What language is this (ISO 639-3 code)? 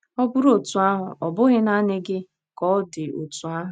ibo